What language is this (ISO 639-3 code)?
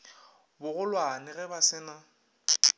nso